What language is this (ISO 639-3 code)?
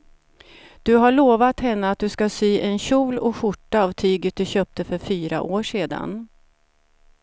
swe